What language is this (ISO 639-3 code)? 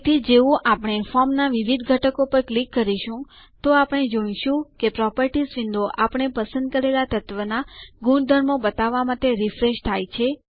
guj